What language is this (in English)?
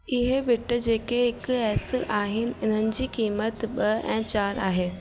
Sindhi